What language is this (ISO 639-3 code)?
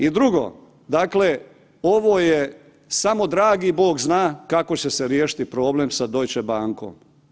hrv